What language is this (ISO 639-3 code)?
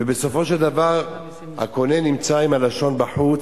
heb